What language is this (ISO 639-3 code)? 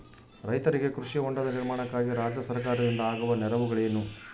kan